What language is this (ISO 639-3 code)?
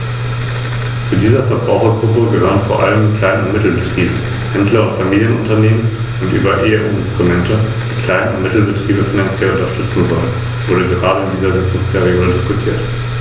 deu